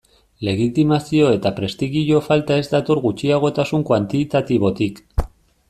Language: Basque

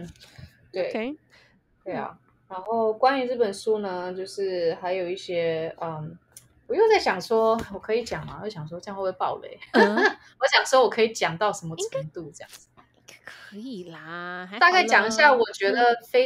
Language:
Chinese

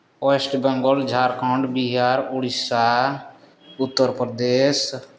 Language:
Santali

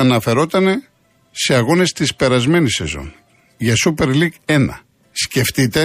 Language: Greek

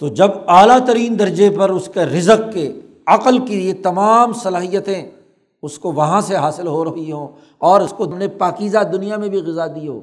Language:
Urdu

